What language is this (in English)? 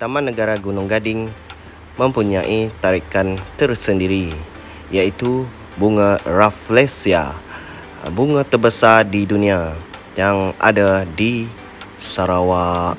Malay